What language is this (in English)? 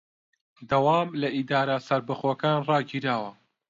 Central Kurdish